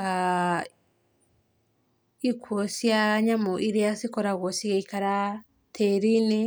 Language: Kikuyu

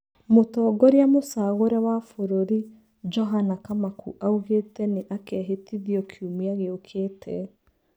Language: Kikuyu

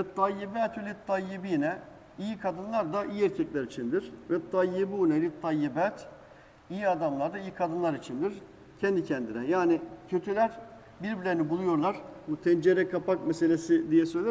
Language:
Turkish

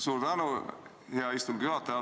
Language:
Estonian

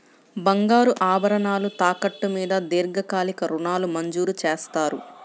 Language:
Telugu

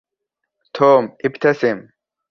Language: Arabic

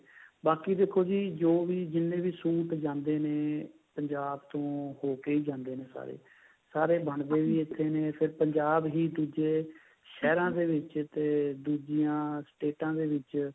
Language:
Punjabi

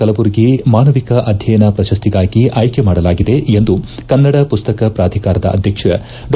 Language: Kannada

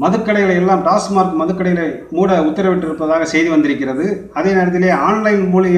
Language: Hindi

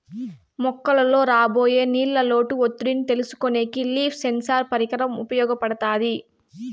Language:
Telugu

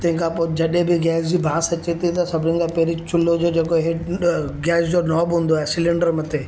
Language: Sindhi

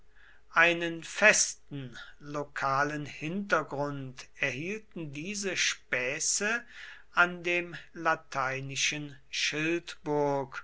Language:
German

